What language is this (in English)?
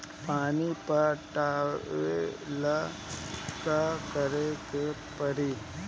Bhojpuri